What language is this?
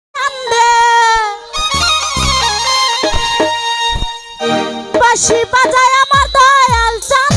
Bangla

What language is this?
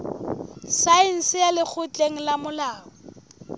Southern Sotho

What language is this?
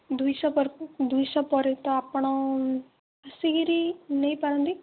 Odia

